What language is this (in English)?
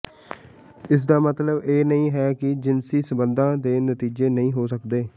Punjabi